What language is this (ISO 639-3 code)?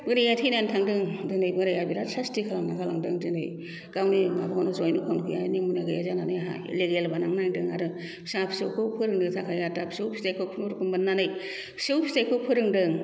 brx